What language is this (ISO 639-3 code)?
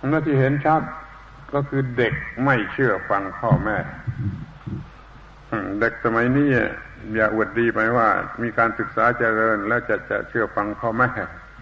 tha